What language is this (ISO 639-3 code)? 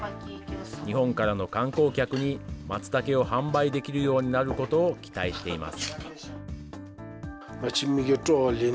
jpn